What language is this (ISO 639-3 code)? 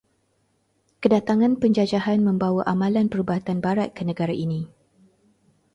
msa